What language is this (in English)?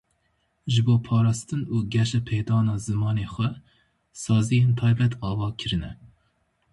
Kurdish